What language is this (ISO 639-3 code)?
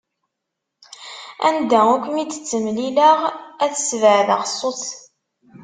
kab